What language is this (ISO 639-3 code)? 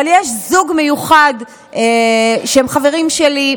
heb